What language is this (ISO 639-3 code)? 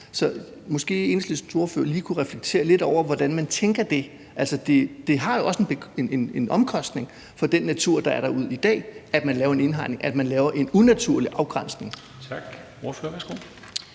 dan